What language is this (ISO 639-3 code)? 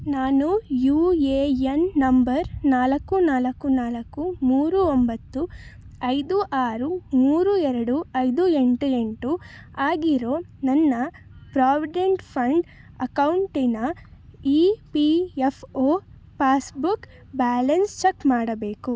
kan